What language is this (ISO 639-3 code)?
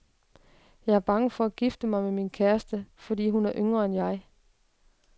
dan